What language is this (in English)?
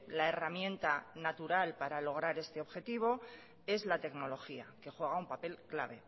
Spanish